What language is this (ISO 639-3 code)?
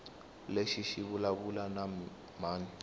tso